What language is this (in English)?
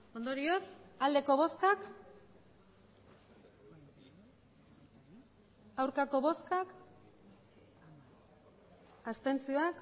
Basque